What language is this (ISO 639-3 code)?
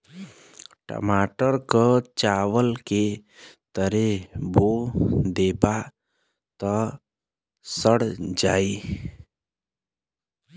bho